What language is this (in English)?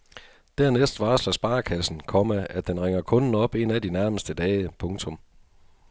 Danish